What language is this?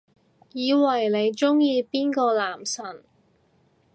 Cantonese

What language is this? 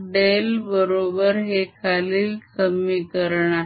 Marathi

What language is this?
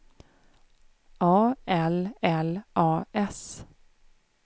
Swedish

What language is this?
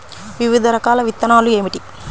Telugu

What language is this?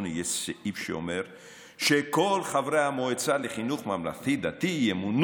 Hebrew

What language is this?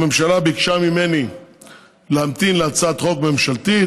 Hebrew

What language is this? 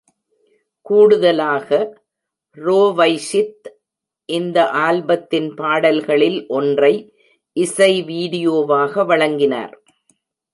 Tamil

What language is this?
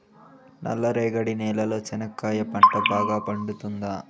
Telugu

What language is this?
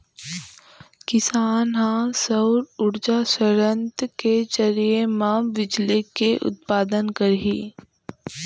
Chhattisgarhi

